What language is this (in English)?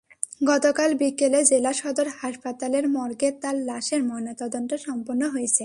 Bangla